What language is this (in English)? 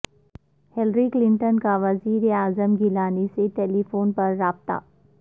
Urdu